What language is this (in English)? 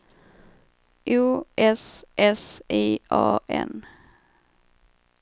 Swedish